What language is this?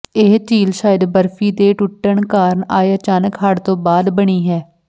Punjabi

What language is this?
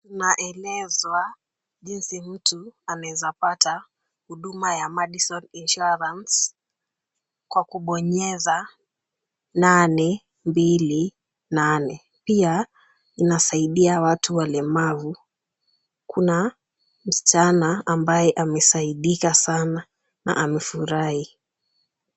Swahili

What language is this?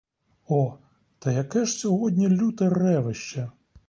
Ukrainian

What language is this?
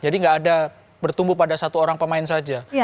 Indonesian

